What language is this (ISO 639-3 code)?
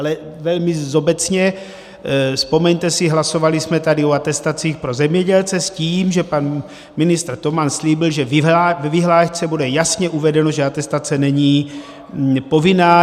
ces